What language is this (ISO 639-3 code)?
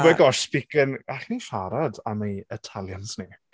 cym